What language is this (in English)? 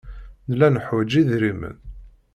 Kabyle